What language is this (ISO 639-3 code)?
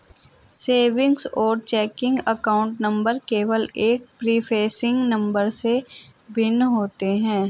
hin